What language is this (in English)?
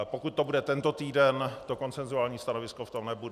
Czech